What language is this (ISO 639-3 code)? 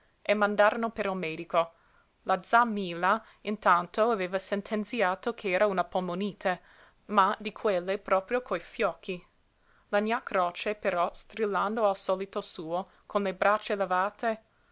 ita